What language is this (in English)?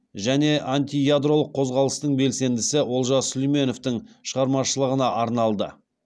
Kazakh